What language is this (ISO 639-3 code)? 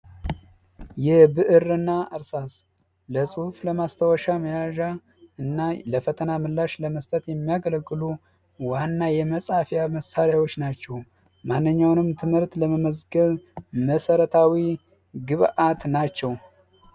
amh